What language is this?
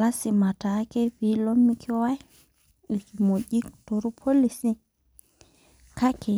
Masai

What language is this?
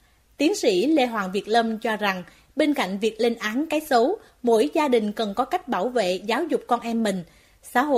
Vietnamese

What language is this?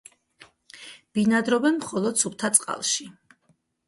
Georgian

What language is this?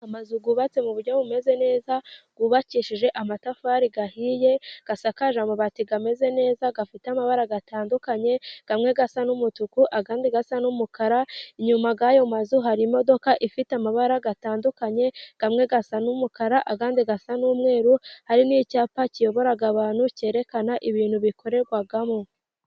Kinyarwanda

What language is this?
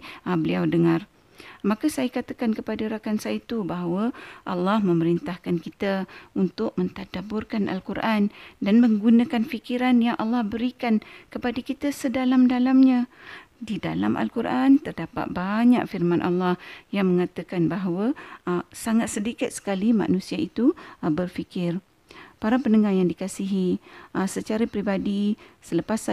Malay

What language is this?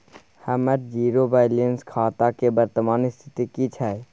Maithili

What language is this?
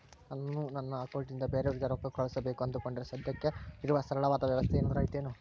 Kannada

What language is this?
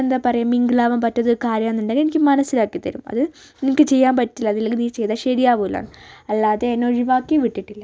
Malayalam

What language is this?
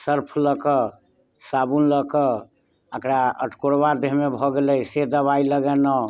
Maithili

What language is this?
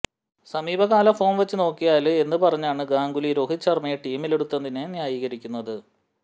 Malayalam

